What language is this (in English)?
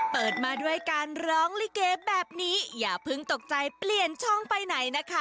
Thai